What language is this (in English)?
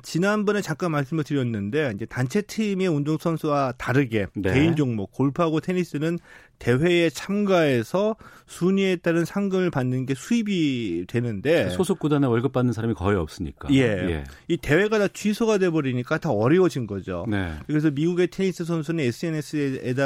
Korean